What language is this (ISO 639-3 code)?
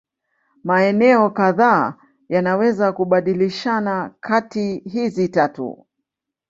swa